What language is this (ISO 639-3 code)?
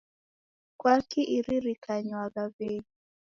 dav